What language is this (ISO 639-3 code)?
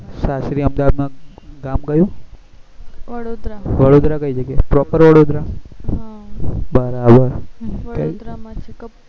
guj